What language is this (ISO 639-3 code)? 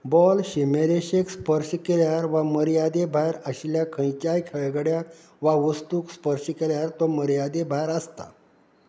kok